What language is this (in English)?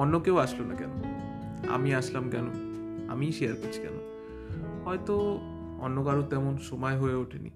Bangla